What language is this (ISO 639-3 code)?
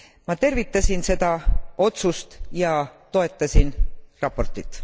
est